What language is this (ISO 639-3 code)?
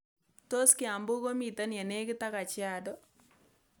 kln